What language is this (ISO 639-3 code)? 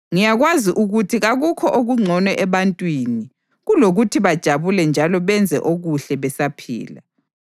nde